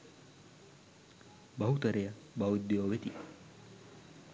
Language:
Sinhala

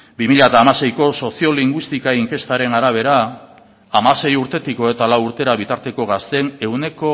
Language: Basque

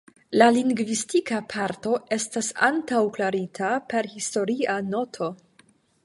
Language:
Esperanto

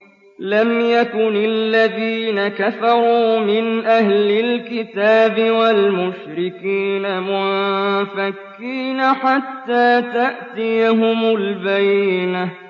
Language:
Arabic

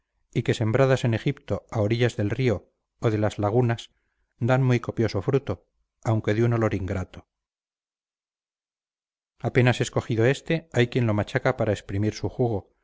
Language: Spanish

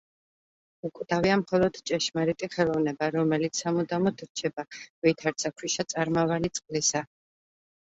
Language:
Georgian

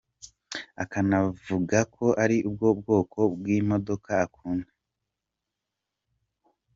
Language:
Kinyarwanda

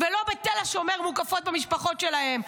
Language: Hebrew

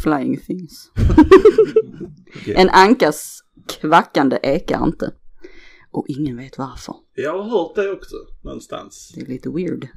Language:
Swedish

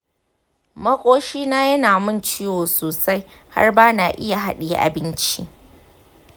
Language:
Hausa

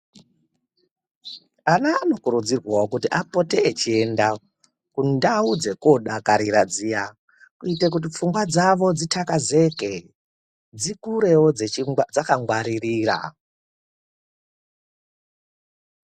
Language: Ndau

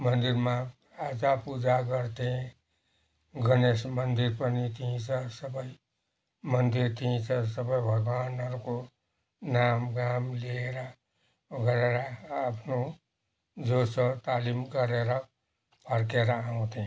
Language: Nepali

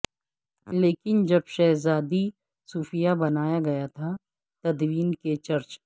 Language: Urdu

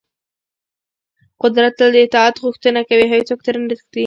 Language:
Pashto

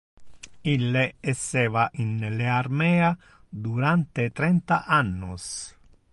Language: Interlingua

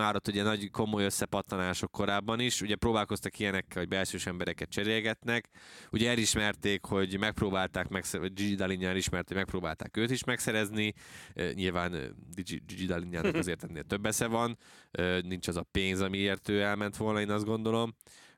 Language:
Hungarian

